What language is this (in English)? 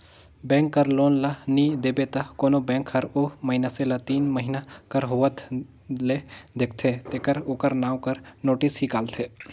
Chhattisgarhi